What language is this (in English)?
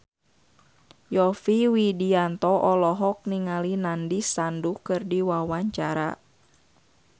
Sundanese